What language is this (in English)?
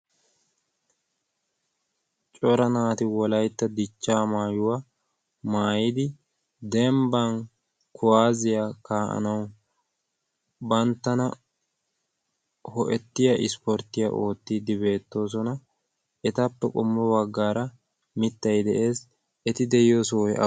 Wolaytta